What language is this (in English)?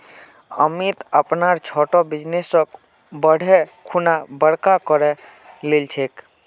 Magahi